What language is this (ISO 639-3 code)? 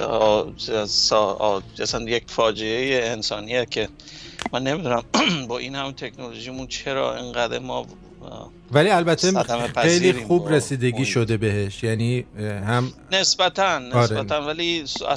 fas